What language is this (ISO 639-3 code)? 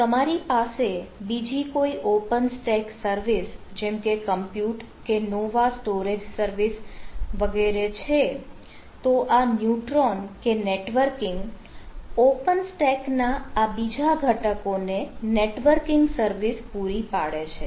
guj